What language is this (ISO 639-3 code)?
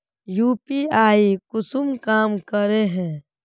mag